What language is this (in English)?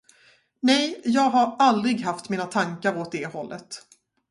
Swedish